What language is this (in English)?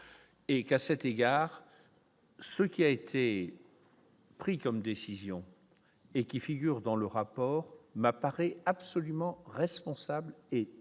French